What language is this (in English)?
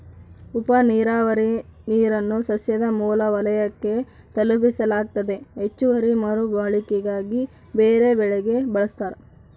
Kannada